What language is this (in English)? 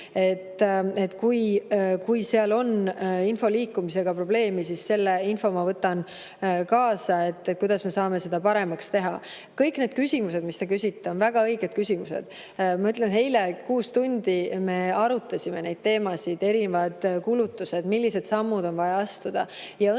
Estonian